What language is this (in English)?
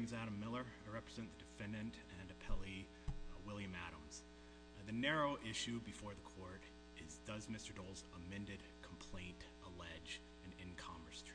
English